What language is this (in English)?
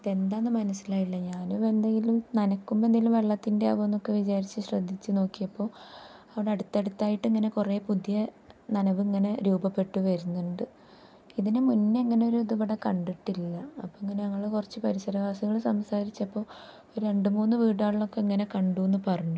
Malayalam